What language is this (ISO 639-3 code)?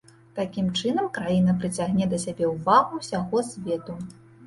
bel